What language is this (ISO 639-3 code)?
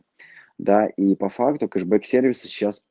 rus